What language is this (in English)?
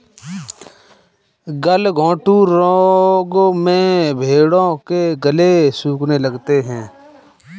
Hindi